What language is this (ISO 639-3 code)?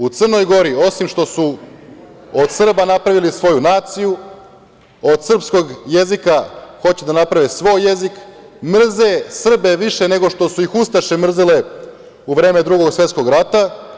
srp